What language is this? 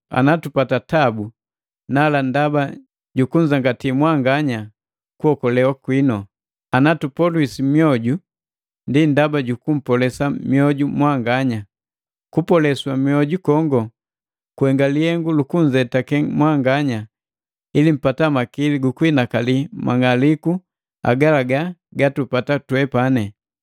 Matengo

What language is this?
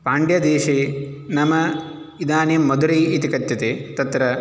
Sanskrit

